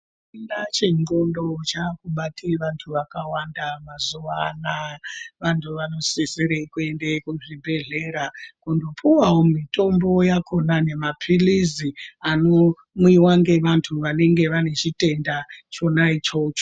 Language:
Ndau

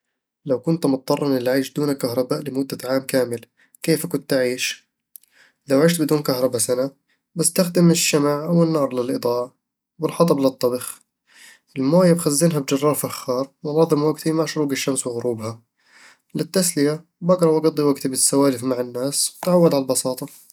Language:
Eastern Egyptian Bedawi Arabic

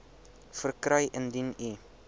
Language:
Afrikaans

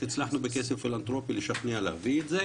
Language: Hebrew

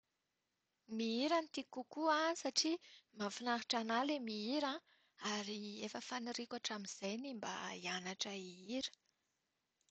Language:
Malagasy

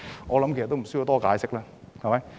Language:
Cantonese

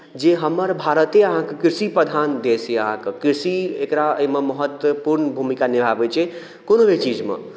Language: Maithili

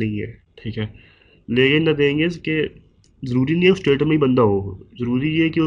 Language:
Urdu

